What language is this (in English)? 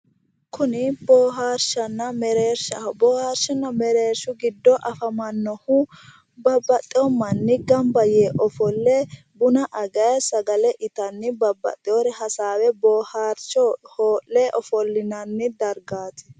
Sidamo